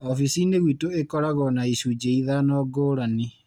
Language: Kikuyu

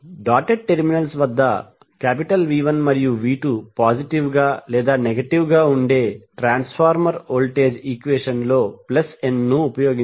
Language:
Telugu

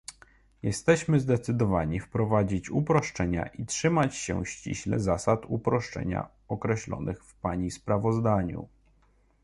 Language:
Polish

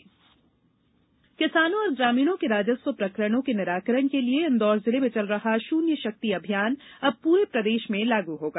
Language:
Hindi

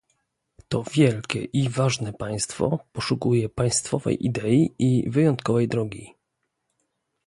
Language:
Polish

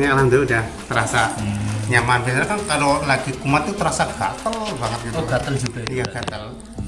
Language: Indonesian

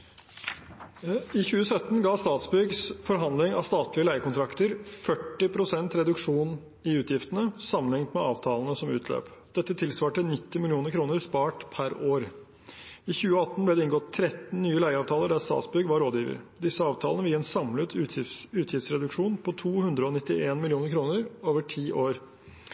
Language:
Norwegian Bokmål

